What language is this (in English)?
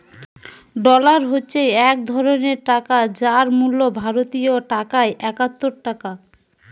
Bangla